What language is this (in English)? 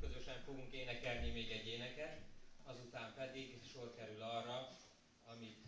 Hungarian